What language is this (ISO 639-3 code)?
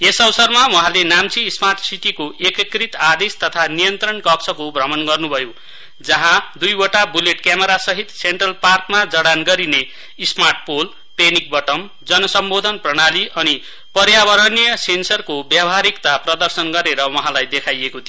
nep